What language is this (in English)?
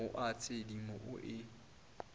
Northern Sotho